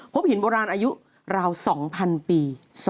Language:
Thai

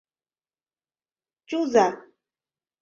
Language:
Mari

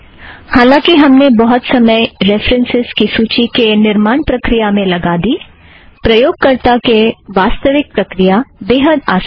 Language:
Hindi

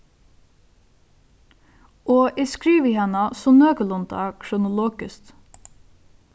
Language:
Faroese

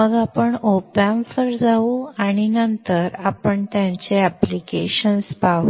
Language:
Marathi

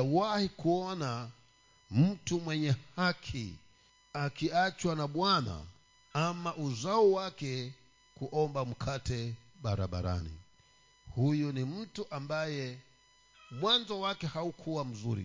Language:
Swahili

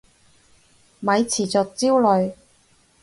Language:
Cantonese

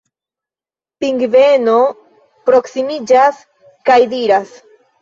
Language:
Esperanto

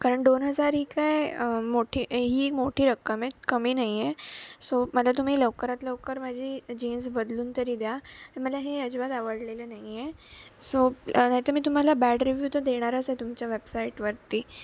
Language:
Marathi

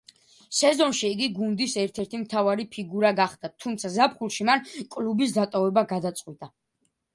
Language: Georgian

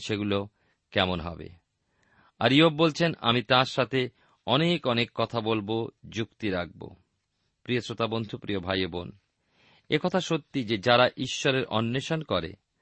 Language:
Bangla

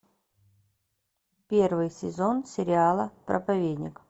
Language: Russian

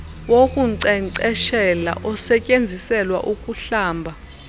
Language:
Xhosa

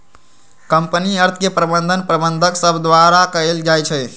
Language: Magahi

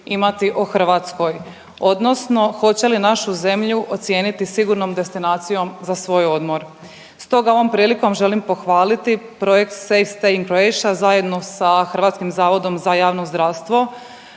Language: Croatian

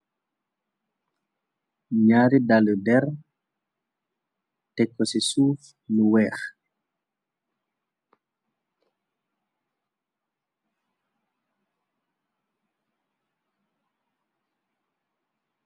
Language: Wolof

